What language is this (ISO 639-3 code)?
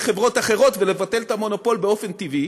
heb